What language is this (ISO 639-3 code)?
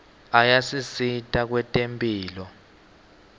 ssw